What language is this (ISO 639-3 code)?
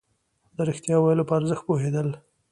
pus